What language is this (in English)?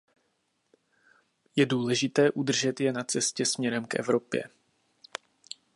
Czech